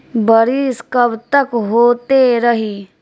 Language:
Bhojpuri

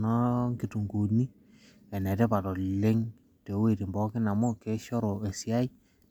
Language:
Masai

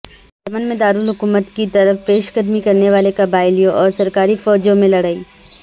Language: Urdu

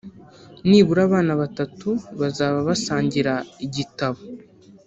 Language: Kinyarwanda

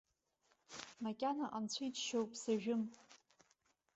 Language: Abkhazian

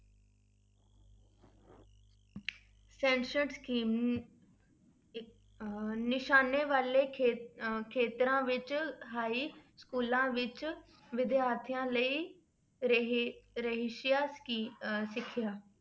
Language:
Punjabi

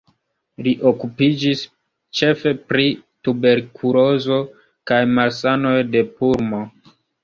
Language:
Esperanto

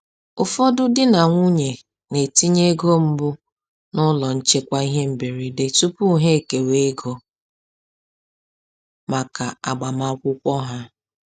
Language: Igbo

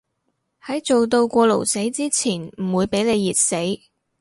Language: Cantonese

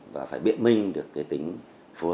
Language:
Vietnamese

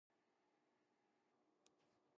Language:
Japanese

